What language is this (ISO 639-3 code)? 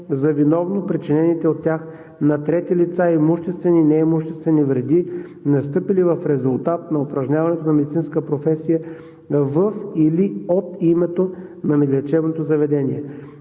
bul